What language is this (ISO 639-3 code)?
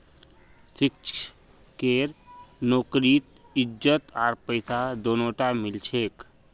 mag